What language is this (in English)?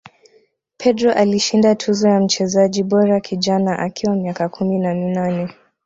Swahili